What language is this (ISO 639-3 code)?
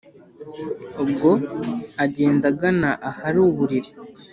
kin